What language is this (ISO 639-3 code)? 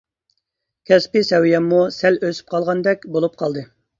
uig